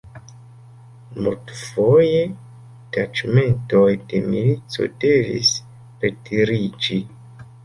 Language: Esperanto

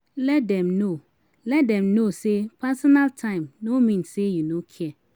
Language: Nigerian Pidgin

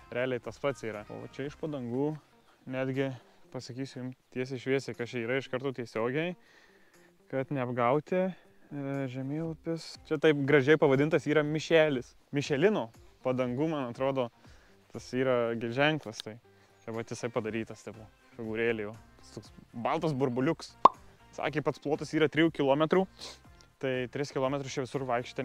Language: Lithuanian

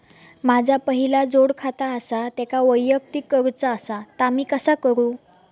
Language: Marathi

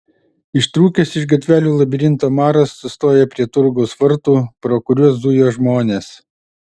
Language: Lithuanian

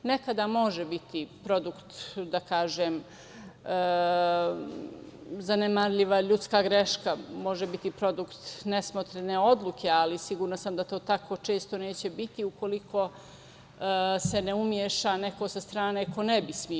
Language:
Serbian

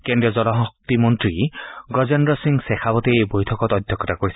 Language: Assamese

